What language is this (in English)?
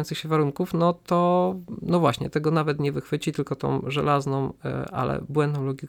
Polish